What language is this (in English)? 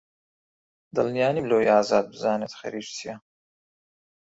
Central Kurdish